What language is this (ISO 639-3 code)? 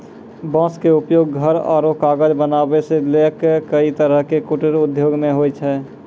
mai